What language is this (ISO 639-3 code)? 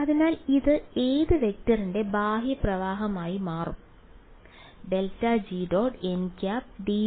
mal